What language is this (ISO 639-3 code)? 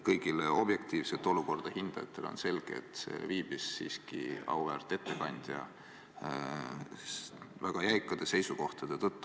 est